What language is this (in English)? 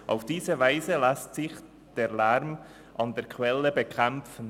Swiss German